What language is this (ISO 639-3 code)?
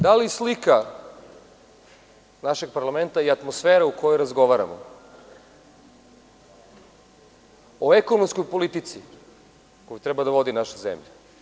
srp